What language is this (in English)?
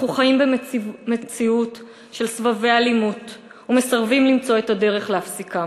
Hebrew